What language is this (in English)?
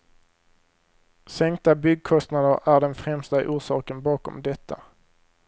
Swedish